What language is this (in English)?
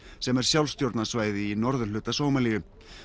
Icelandic